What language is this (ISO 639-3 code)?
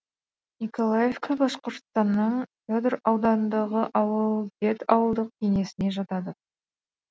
kaz